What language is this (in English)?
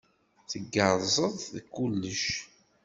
Kabyle